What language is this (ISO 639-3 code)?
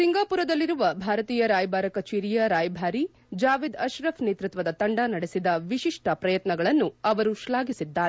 kan